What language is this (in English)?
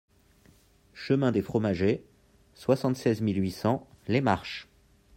French